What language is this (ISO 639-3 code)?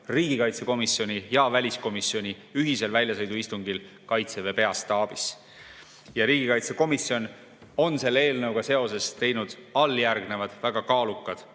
est